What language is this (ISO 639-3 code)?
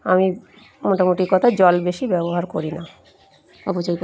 ben